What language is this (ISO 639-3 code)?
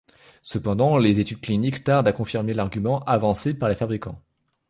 fra